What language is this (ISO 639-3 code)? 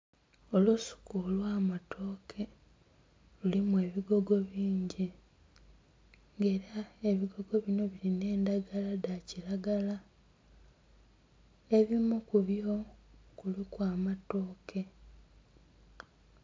xog